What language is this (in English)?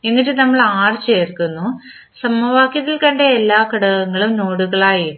Malayalam